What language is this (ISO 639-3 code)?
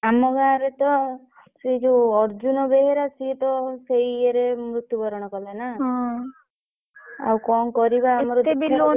ori